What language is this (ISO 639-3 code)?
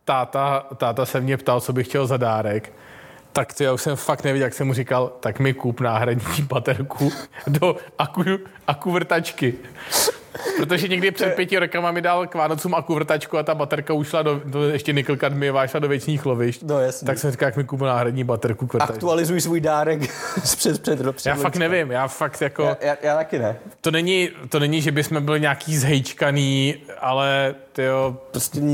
ces